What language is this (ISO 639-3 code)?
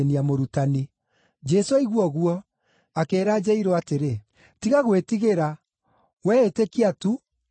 kik